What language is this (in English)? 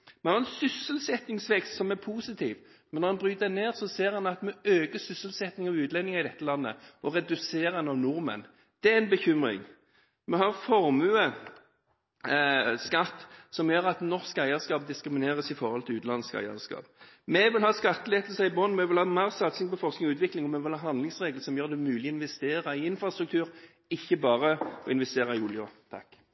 Norwegian Bokmål